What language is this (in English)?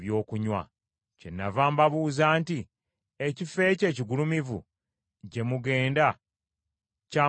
Ganda